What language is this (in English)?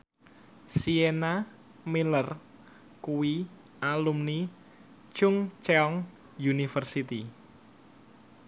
Javanese